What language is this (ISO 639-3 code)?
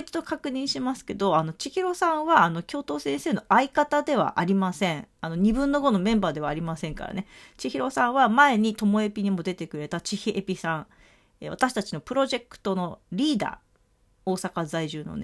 jpn